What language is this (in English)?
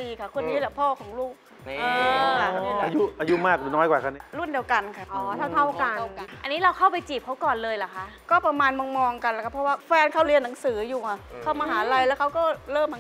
Thai